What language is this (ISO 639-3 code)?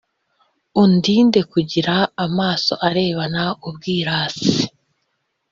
kin